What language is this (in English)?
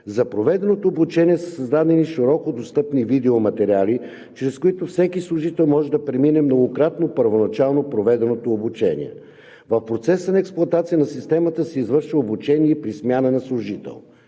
Bulgarian